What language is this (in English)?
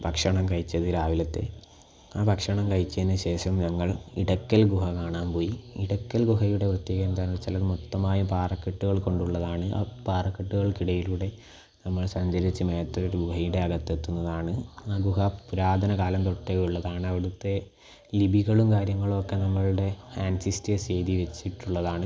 Malayalam